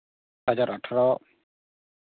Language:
Santali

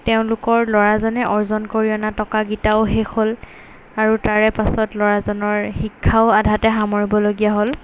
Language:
Assamese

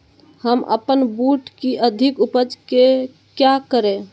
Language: Magahi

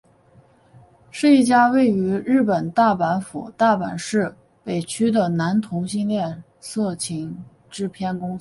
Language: Chinese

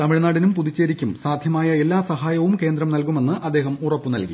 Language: Malayalam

